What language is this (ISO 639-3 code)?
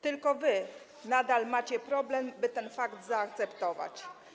pol